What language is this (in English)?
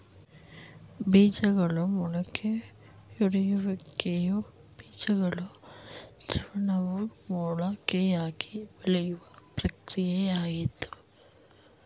Kannada